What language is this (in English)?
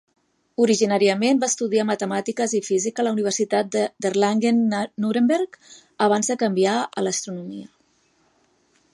Catalan